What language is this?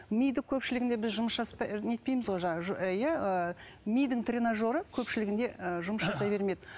Kazakh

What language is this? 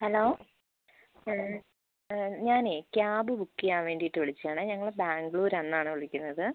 Malayalam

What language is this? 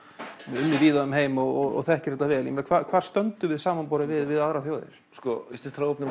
Icelandic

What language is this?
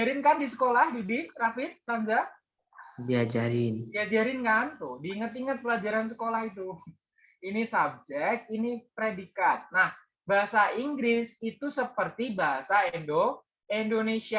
Indonesian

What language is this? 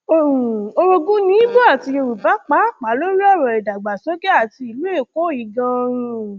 Yoruba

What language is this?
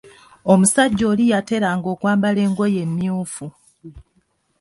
Ganda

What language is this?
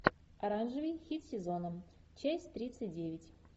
Russian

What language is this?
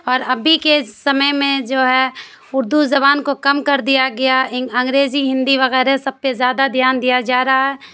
Urdu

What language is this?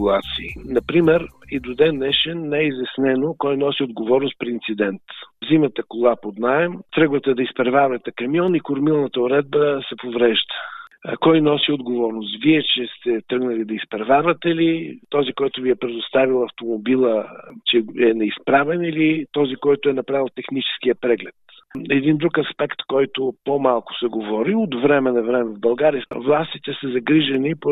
Bulgarian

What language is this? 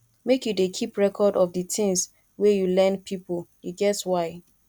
Nigerian Pidgin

